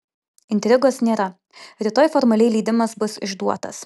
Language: Lithuanian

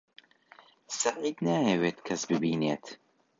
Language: Central Kurdish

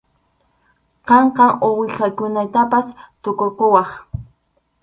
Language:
Arequipa-La Unión Quechua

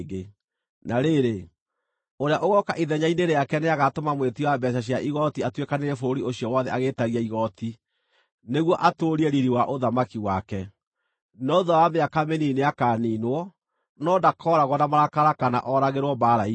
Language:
Kikuyu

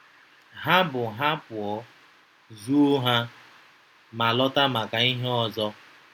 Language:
Igbo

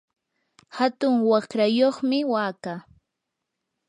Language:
Yanahuanca Pasco Quechua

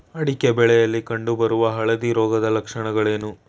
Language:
Kannada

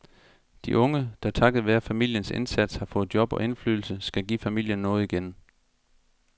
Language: Danish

